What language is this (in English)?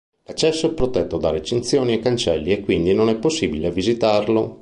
Italian